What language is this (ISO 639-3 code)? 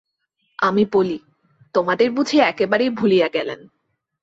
ben